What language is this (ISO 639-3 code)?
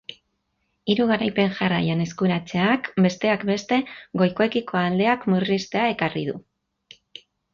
eus